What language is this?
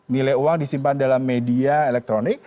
Indonesian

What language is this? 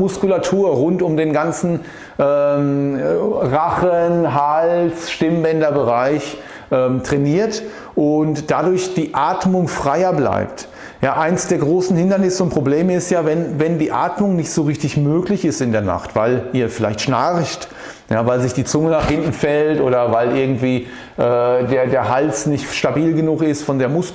German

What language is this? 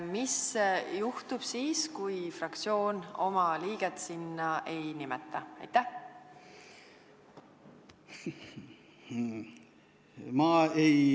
Estonian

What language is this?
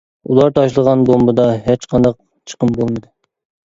Uyghur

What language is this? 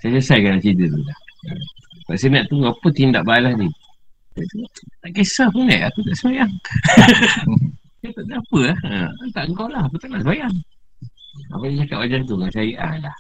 Malay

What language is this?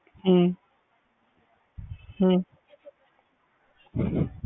Punjabi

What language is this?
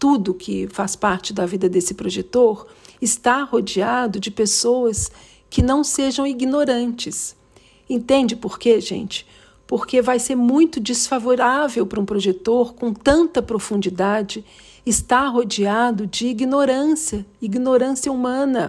Portuguese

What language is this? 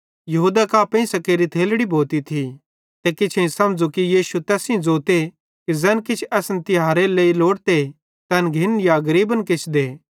Bhadrawahi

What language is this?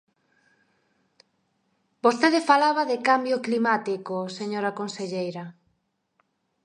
Galician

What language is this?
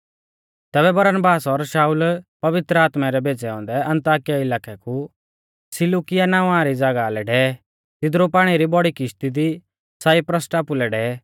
Mahasu Pahari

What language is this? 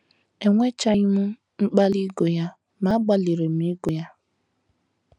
Igbo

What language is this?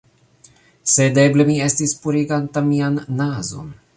Esperanto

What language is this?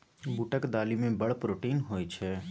Maithili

